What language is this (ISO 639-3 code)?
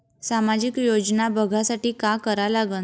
mar